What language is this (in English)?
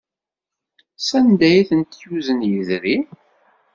Kabyle